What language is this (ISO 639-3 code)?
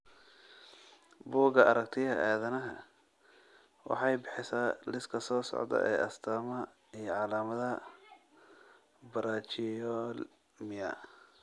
som